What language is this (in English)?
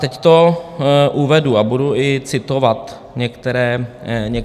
Czech